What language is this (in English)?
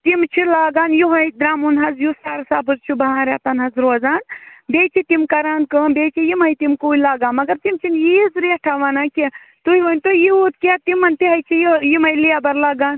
Kashmiri